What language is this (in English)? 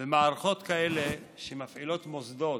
Hebrew